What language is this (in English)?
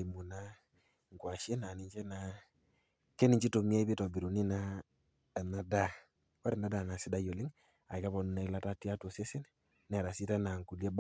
Masai